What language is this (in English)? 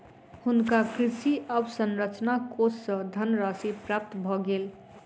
Maithili